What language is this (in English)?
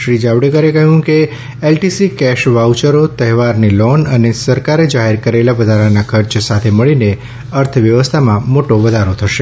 Gujarati